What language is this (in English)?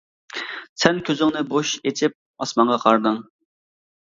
Uyghur